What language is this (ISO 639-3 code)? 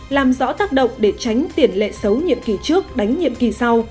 vie